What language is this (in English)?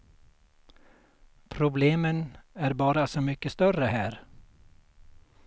Swedish